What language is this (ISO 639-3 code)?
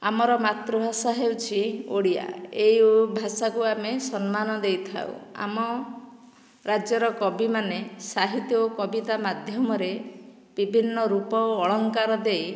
ori